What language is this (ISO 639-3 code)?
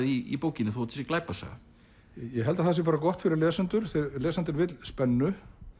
isl